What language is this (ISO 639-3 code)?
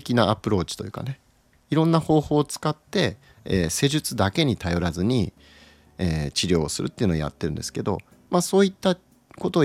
jpn